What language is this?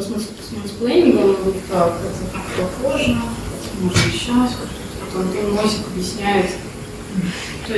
Russian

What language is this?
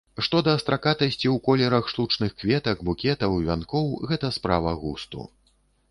Belarusian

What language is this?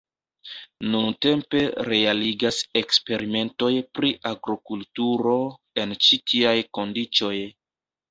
Esperanto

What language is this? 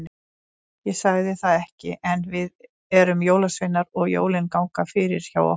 Icelandic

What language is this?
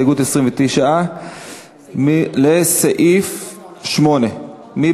Hebrew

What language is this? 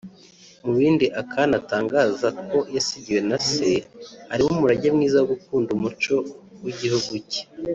Kinyarwanda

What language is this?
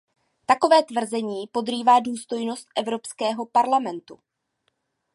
Czech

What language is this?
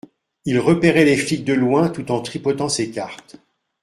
French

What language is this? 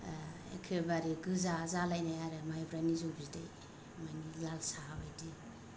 Bodo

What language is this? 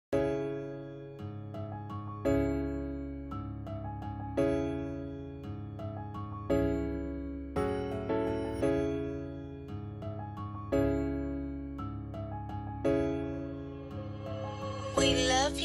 English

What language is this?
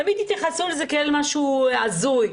Hebrew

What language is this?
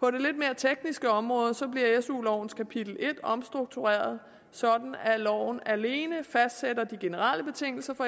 Danish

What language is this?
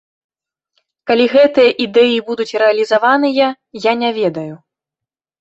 Belarusian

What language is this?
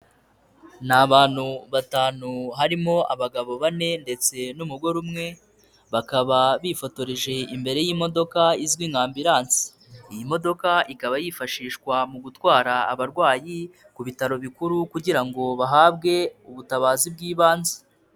Kinyarwanda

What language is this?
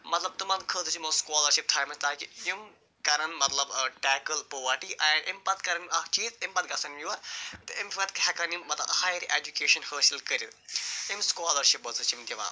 Kashmiri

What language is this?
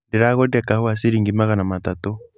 Kikuyu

